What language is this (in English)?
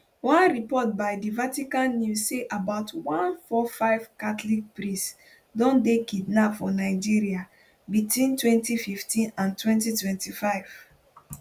Nigerian Pidgin